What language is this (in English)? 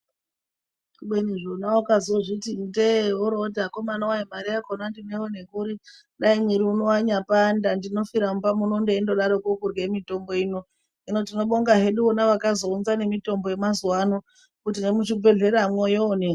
Ndau